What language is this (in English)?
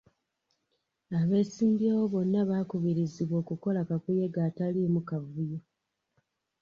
Ganda